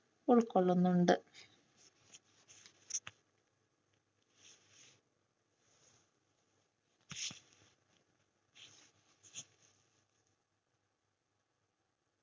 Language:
Malayalam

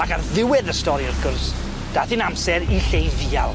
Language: Welsh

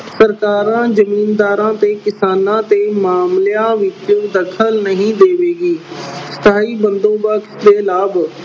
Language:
Punjabi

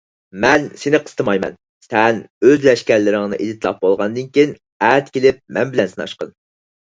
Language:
Uyghur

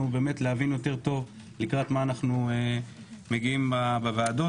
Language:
Hebrew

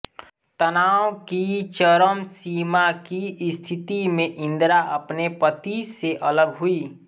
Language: Hindi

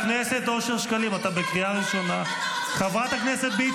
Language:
Hebrew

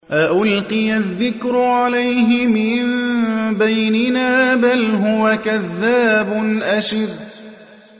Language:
Arabic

